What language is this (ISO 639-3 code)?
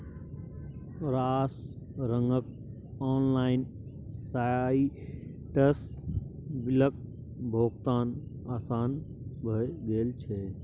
mai